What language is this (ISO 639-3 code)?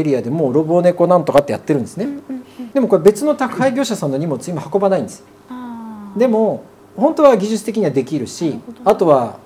jpn